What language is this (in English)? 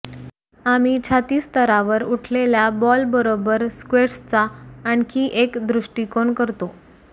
Marathi